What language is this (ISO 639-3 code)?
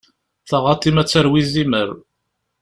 kab